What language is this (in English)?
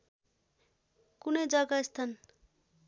Nepali